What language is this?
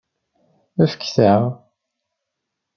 Kabyle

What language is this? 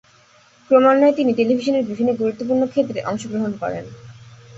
Bangla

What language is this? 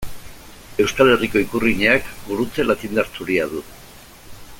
Basque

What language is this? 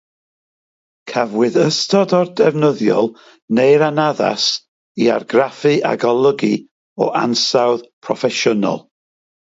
Welsh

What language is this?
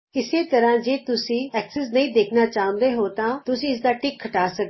Punjabi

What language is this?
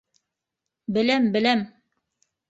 Bashkir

